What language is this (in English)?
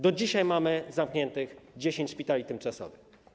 Polish